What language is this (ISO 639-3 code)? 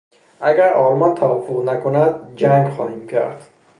fas